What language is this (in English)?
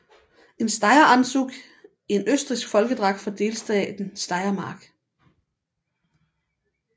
Danish